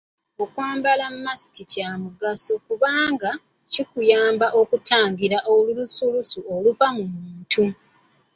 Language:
Ganda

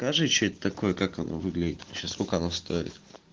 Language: Russian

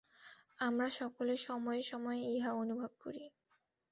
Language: Bangla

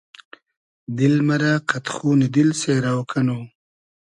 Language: Hazaragi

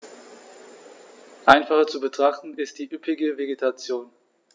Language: German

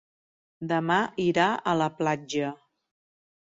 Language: Catalan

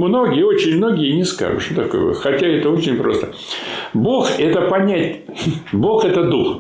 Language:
Russian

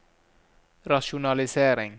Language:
Norwegian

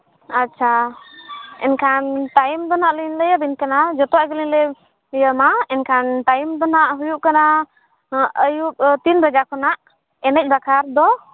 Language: Santali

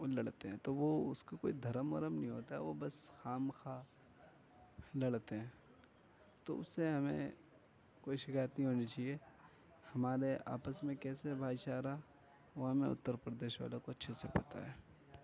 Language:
Urdu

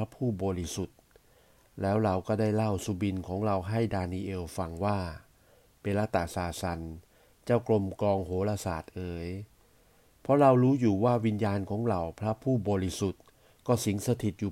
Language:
Thai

